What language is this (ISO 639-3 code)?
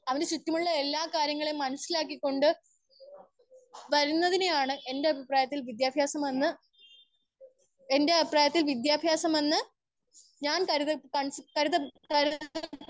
mal